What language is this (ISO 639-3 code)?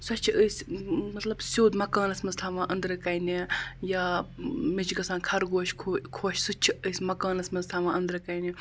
kas